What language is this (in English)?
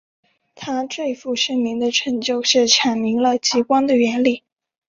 Chinese